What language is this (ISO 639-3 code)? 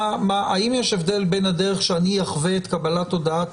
heb